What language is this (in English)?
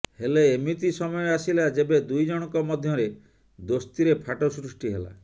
Odia